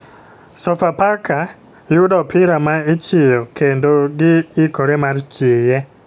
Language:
Luo (Kenya and Tanzania)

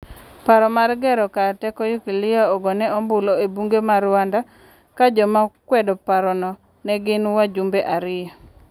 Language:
Luo (Kenya and Tanzania)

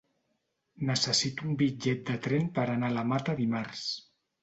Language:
Catalan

